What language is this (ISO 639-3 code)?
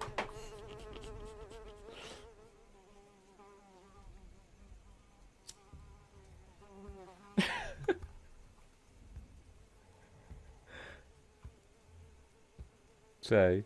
pol